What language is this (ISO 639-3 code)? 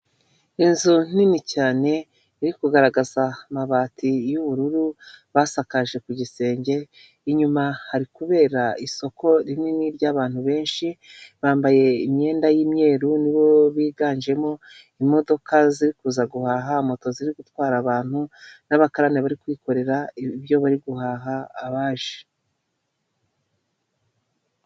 kin